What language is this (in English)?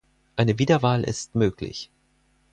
German